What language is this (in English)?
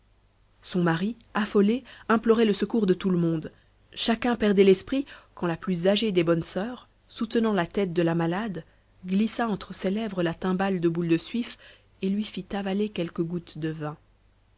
French